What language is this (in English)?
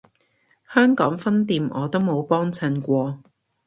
Cantonese